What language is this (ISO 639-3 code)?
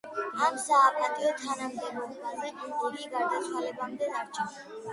kat